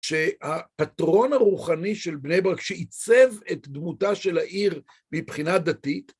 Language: Hebrew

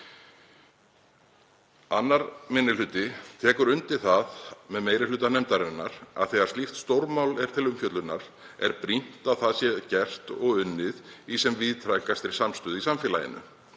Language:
Icelandic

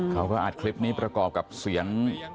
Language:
Thai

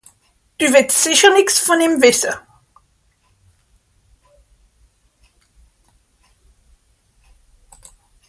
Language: Swiss German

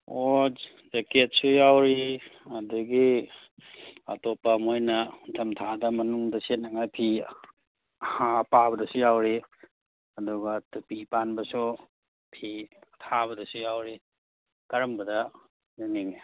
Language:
Manipuri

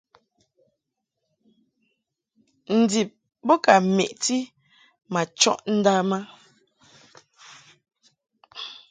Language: Mungaka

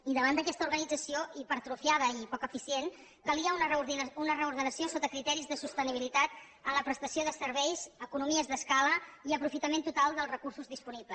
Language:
Catalan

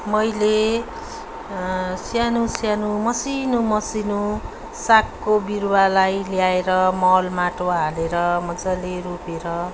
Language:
Nepali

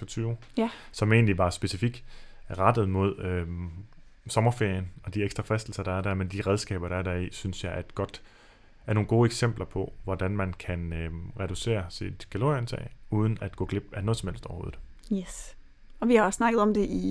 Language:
Danish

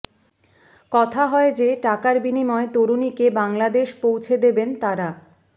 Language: Bangla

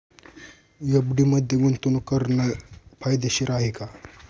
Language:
Marathi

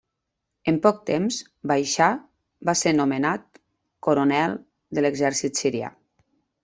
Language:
Catalan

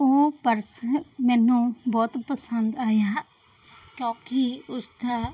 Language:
Punjabi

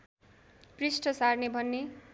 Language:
Nepali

